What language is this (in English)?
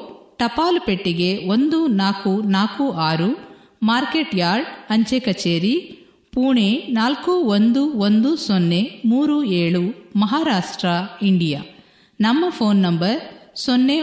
Kannada